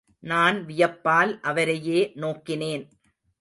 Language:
Tamil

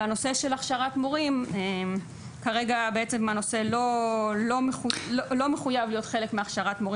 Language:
Hebrew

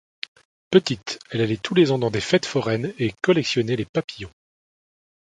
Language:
French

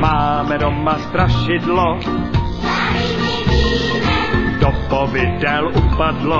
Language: Czech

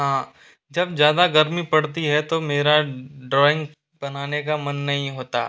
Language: Hindi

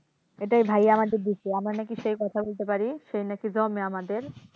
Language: Bangla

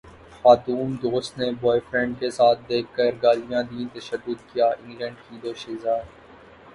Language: Urdu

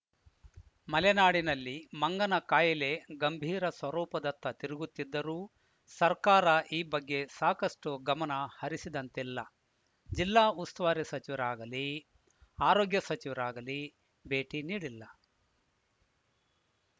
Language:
Kannada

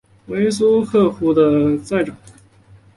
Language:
Chinese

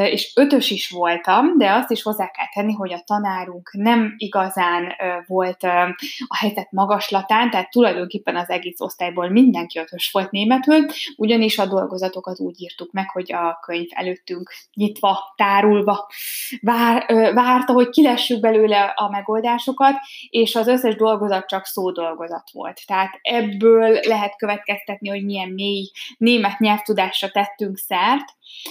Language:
Hungarian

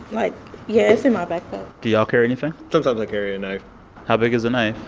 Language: English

